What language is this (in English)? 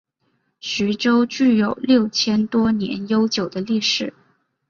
Chinese